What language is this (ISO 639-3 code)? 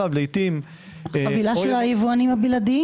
heb